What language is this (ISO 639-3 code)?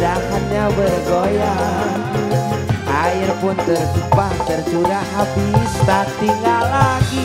tha